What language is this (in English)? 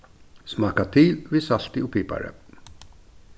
Faroese